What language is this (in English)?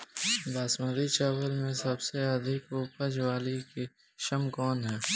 Bhojpuri